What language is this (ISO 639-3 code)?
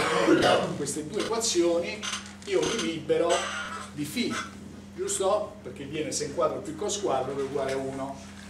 ita